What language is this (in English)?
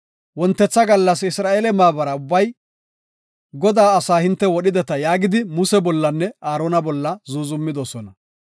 Gofa